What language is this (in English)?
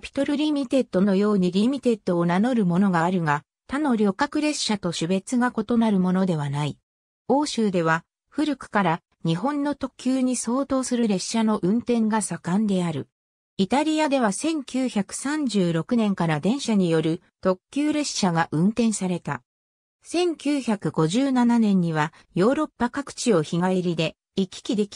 Japanese